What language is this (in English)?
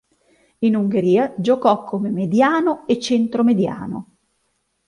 Italian